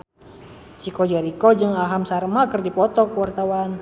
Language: Sundanese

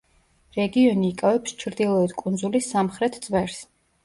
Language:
Georgian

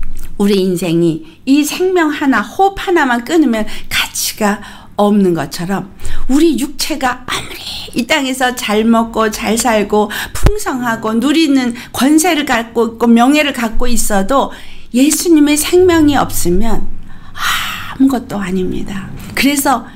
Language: Korean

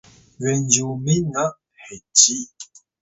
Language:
Atayal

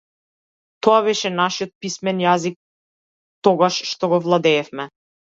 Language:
Macedonian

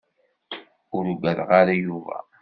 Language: Kabyle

